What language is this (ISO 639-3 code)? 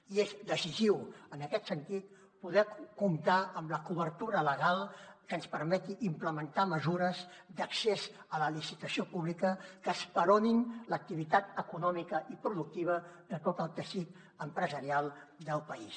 cat